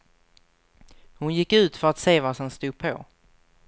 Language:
Swedish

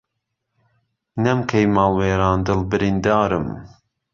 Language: Central Kurdish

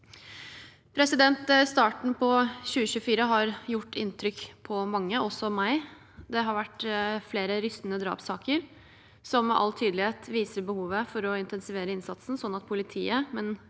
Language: Norwegian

